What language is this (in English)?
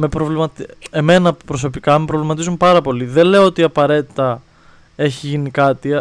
Greek